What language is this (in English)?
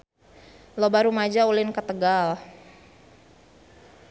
Sundanese